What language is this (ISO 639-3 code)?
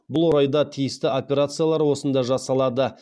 kaz